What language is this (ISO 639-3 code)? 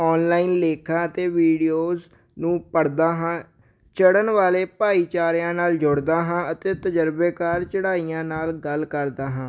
pan